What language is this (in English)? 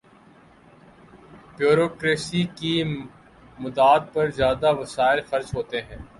Urdu